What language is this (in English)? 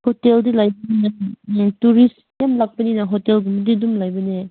Manipuri